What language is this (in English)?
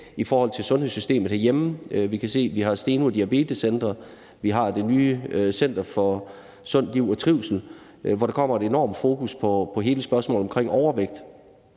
Danish